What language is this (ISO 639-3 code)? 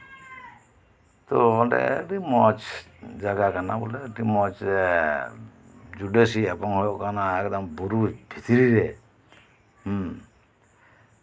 sat